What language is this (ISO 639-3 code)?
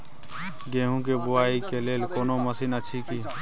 mai